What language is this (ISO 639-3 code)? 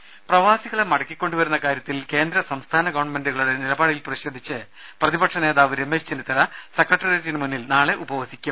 mal